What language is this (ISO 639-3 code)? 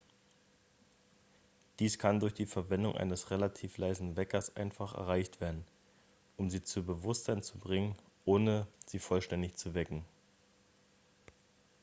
deu